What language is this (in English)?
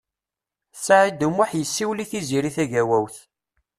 Kabyle